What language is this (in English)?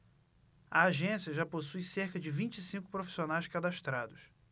Portuguese